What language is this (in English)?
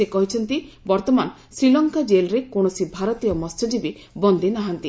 Odia